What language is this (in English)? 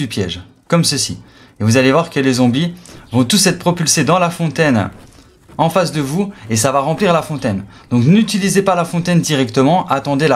French